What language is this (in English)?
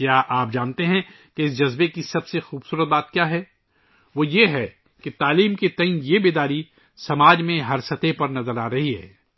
Urdu